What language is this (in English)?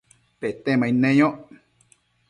Matsés